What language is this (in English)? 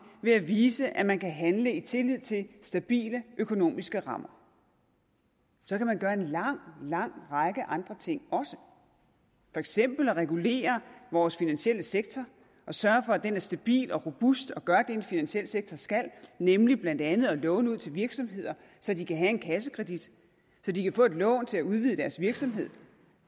Danish